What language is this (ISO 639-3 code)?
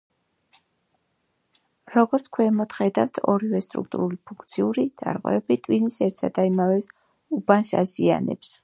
kat